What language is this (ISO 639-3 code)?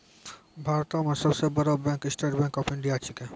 mai